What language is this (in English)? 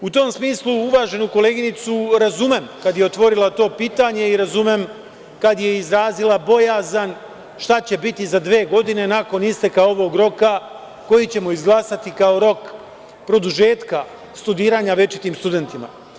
Serbian